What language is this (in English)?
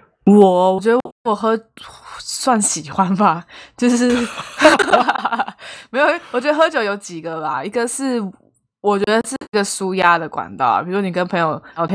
Chinese